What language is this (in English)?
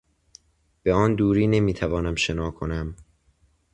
Persian